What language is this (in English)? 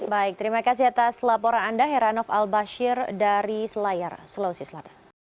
Indonesian